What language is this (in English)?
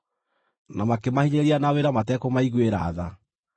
Kikuyu